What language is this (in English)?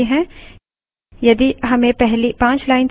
Hindi